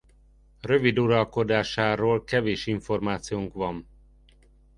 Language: Hungarian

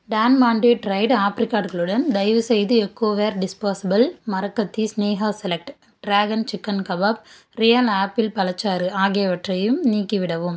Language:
Tamil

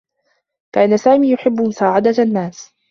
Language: Arabic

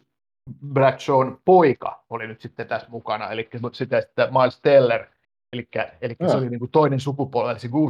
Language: Finnish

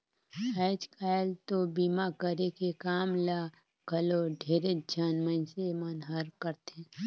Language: Chhattisgarhi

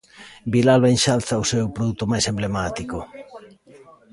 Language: Galician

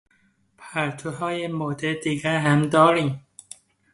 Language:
Persian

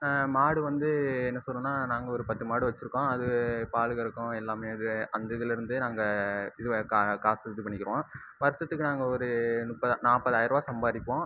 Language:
Tamil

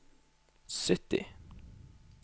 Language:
Norwegian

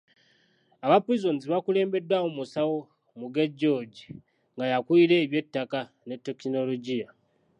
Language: Ganda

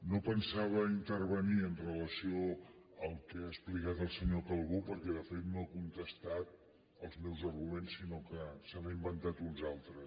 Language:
Catalan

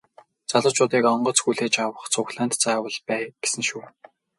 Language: Mongolian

